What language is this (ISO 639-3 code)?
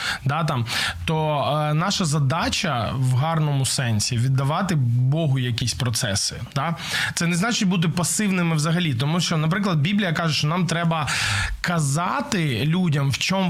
ukr